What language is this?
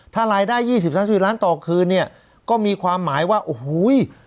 Thai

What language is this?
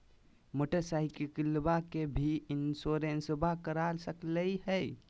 Magahi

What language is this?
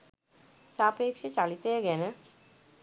Sinhala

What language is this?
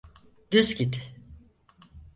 Turkish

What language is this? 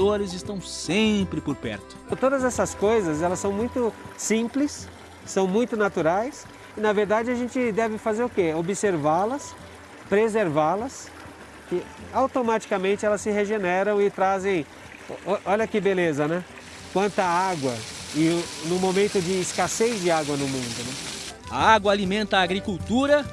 Portuguese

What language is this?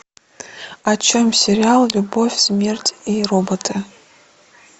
Russian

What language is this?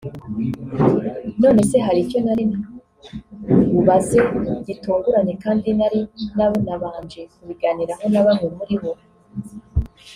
Kinyarwanda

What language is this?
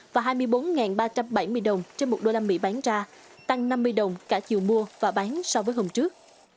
Vietnamese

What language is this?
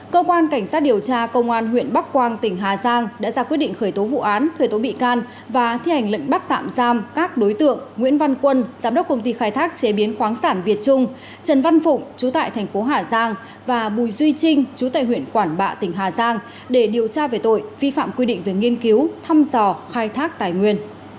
Vietnamese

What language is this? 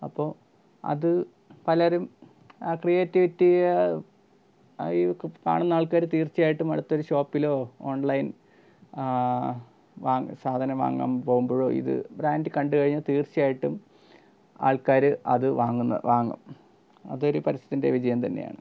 Malayalam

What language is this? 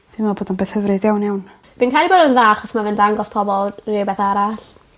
Welsh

